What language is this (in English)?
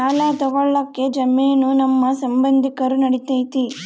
Kannada